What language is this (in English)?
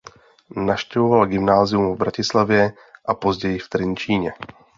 Czech